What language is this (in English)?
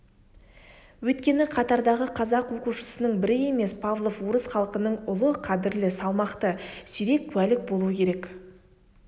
Kazakh